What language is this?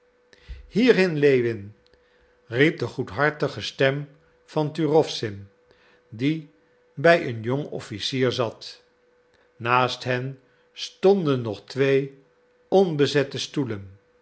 Dutch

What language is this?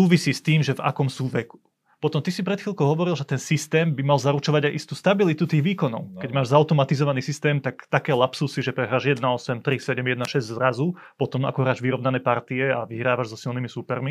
Slovak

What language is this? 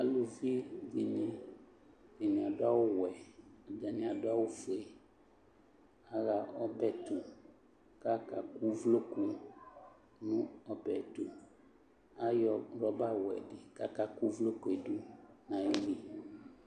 Ikposo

